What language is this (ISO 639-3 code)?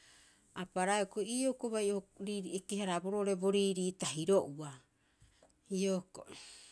kyx